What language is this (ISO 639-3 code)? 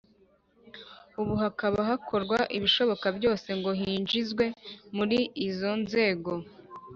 kin